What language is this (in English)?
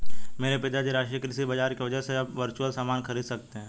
Hindi